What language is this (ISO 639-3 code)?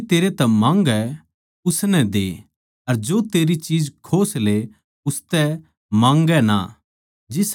bgc